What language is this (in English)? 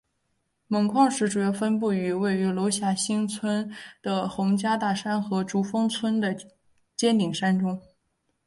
Chinese